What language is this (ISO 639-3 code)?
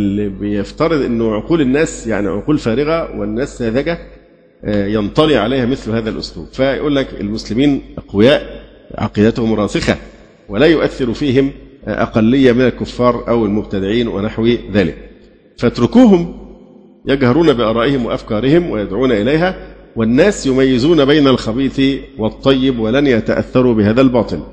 ara